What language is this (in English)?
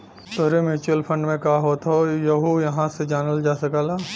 Bhojpuri